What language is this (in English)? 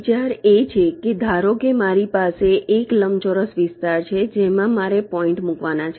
Gujarati